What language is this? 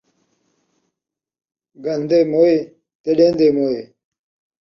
Saraiki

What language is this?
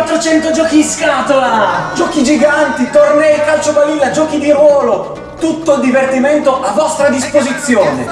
Italian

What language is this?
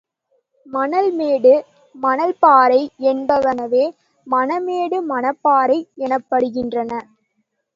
Tamil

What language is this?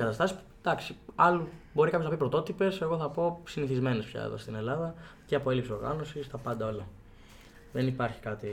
Greek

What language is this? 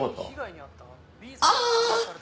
Japanese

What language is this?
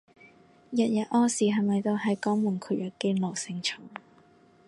Cantonese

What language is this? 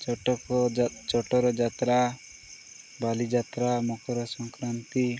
Odia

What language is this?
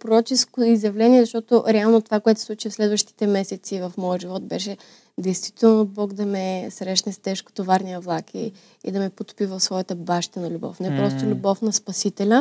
Bulgarian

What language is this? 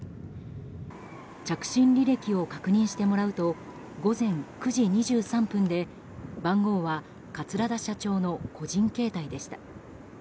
Japanese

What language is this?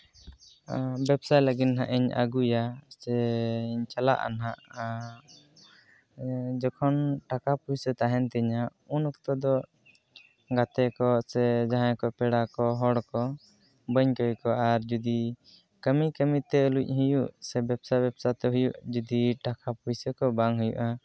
Santali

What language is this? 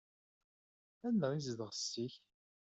Kabyle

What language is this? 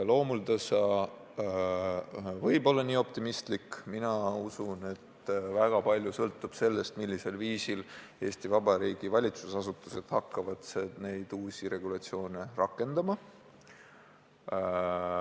Estonian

